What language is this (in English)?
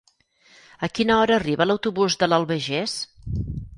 Catalan